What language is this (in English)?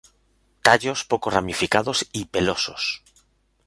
Spanish